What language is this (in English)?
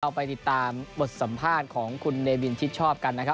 Thai